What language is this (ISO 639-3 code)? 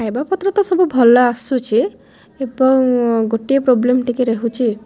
ori